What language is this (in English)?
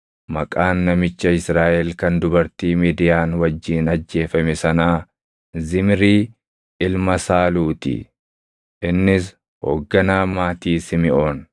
Oromo